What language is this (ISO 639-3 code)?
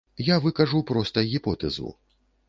bel